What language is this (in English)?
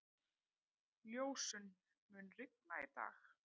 Icelandic